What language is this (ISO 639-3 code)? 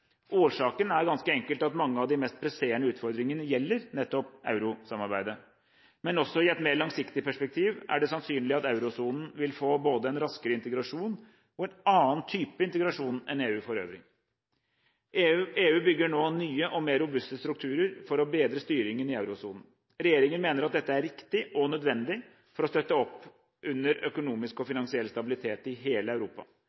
nob